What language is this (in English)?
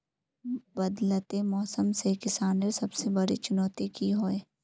Magahi